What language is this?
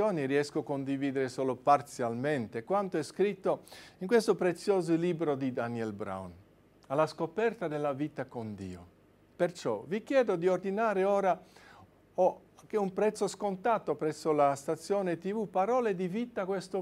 Italian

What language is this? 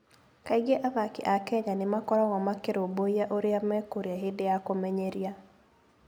Kikuyu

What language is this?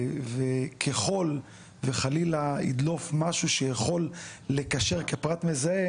Hebrew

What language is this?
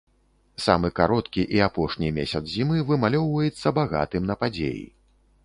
Belarusian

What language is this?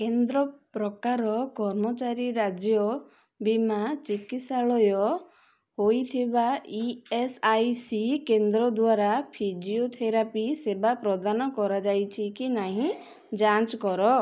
Odia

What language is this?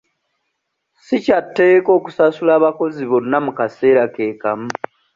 Ganda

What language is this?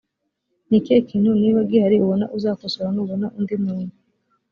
Kinyarwanda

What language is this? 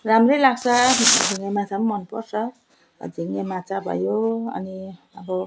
Nepali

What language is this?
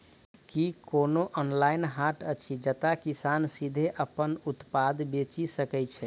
Maithili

